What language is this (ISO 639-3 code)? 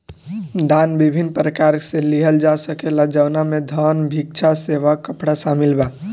bho